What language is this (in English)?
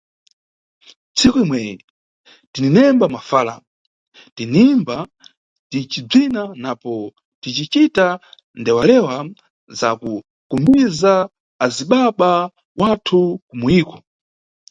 Nyungwe